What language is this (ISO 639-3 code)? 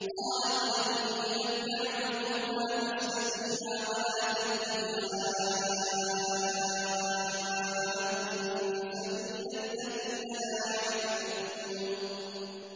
ara